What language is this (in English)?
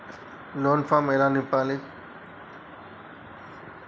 Telugu